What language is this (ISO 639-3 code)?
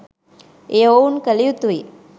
sin